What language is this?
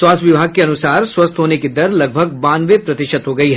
Hindi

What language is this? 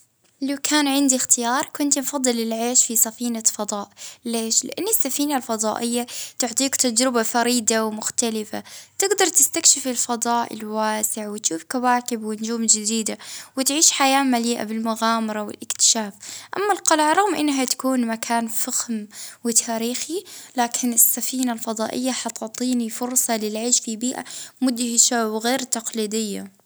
Libyan Arabic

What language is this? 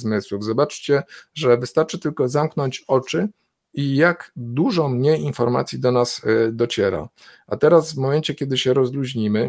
Polish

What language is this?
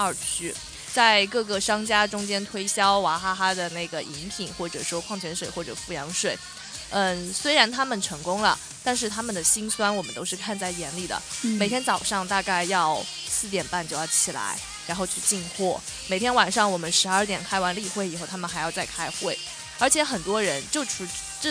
Chinese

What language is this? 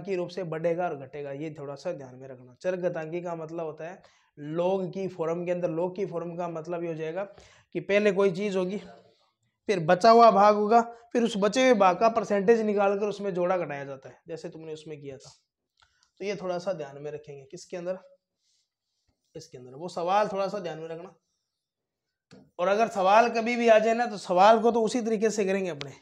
Hindi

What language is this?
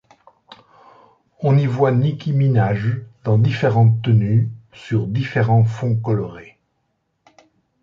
French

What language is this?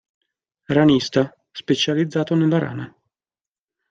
Italian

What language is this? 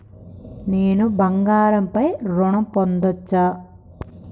Telugu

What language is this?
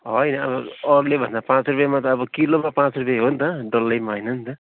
Nepali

